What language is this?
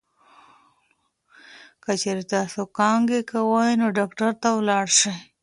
Pashto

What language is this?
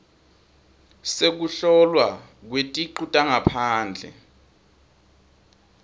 Swati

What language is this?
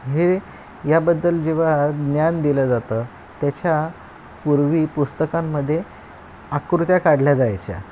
Marathi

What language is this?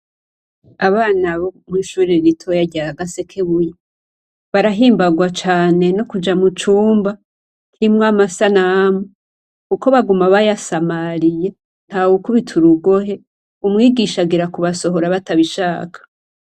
Rundi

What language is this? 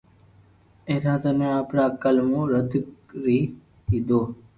Loarki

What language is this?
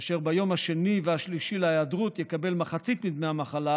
Hebrew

